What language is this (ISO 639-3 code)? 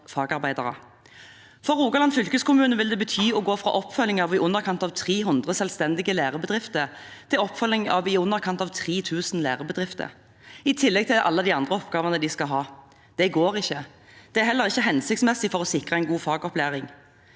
nor